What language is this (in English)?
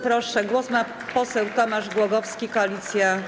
Polish